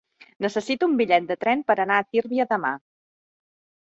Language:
Catalan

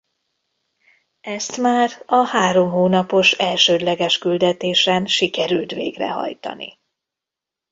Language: Hungarian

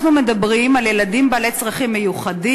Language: Hebrew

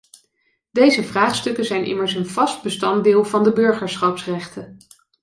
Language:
Dutch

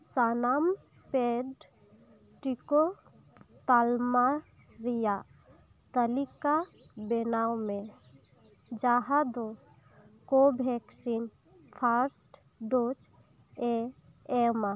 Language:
Santali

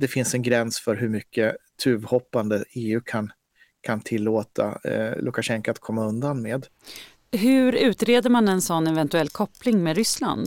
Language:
Swedish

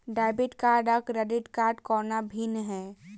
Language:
Maithili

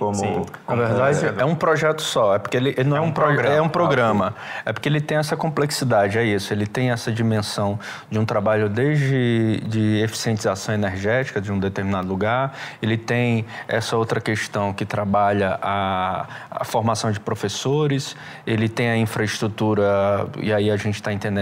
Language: Portuguese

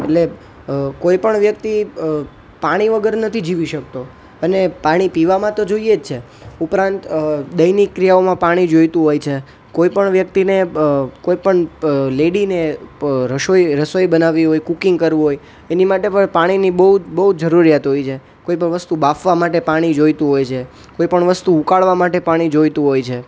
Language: Gujarati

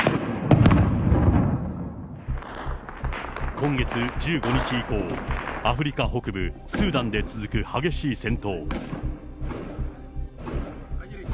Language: Japanese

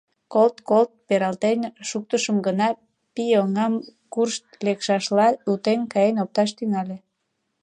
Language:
Mari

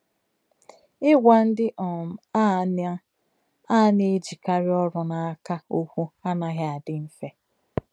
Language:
Igbo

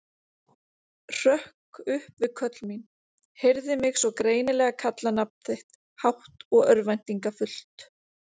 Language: Icelandic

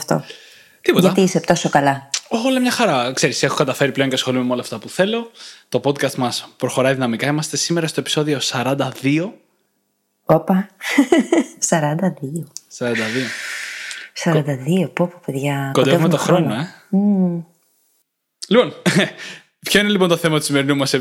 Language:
Greek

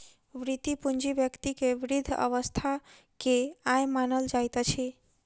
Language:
Maithili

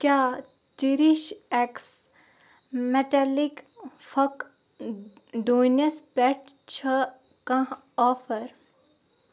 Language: Kashmiri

